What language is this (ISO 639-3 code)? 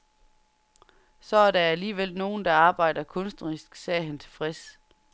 dan